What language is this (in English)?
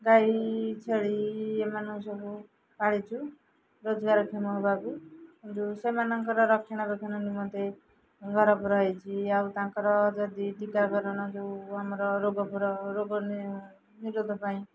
Odia